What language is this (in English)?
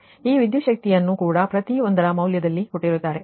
Kannada